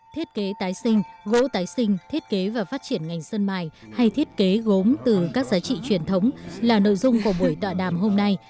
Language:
Vietnamese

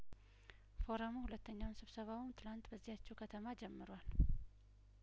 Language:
Amharic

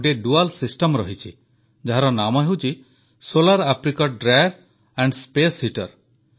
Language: Odia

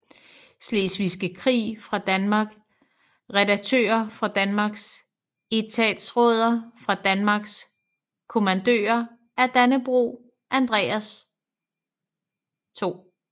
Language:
Danish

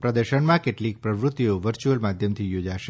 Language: Gujarati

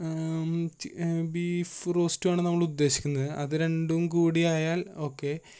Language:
Malayalam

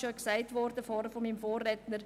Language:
Swiss German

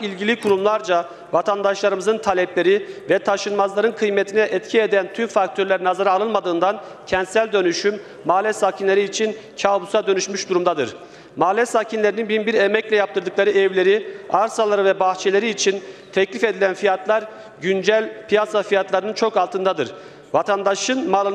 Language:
Turkish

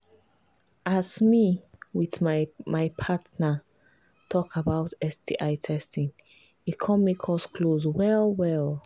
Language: Nigerian Pidgin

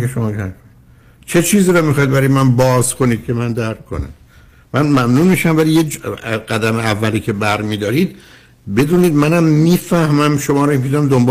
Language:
Persian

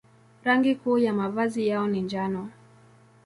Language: Swahili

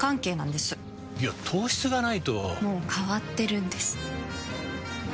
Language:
Japanese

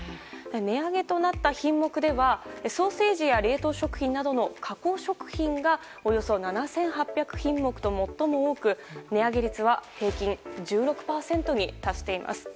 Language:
Japanese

